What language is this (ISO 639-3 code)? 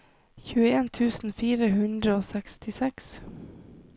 nor